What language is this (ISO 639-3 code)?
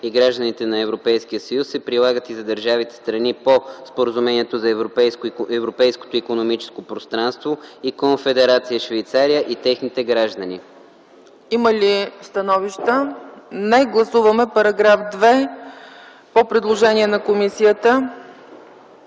bul